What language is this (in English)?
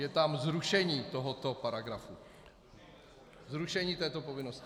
Czech